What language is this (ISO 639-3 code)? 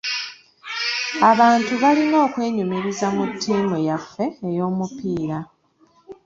lug